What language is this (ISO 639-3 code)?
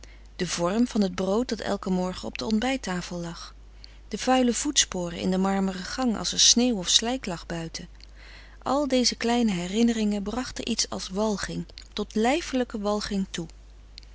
nld